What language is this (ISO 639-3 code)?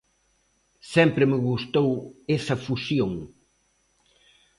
glg